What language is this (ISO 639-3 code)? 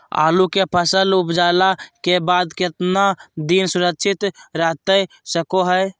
mag